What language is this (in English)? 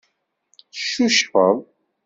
Kabyle